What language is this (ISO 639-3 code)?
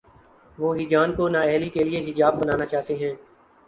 urd